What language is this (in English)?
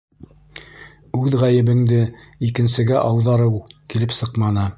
Bashkir